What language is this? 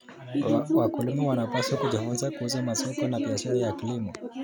Kalenjin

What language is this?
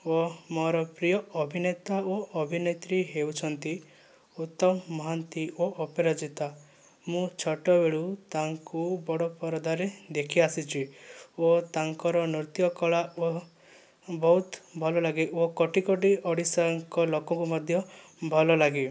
Odia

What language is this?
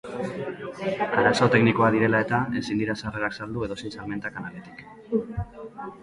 Basque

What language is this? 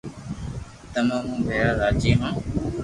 Loarki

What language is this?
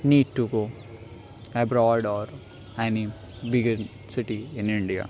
Urdu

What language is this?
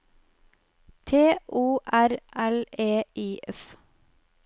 Norwegian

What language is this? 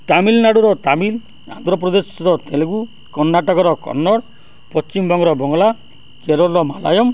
Odia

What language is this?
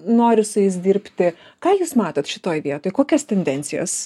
Lithuanian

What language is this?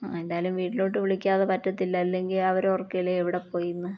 Malayalam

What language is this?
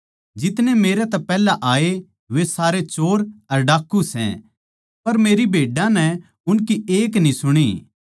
Haryanvi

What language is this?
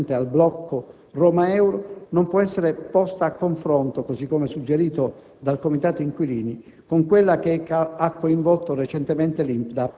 Italian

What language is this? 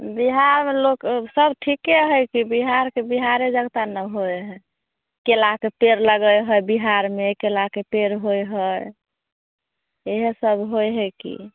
Maithili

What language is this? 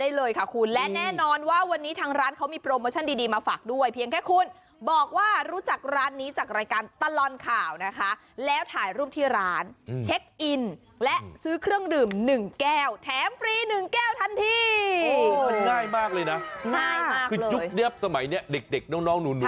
Thai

